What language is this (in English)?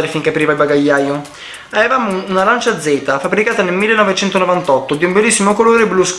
Italian